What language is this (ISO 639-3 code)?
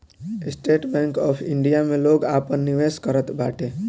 bho